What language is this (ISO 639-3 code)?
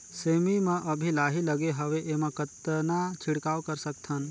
hne